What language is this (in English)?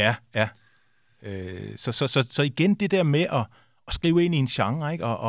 Danish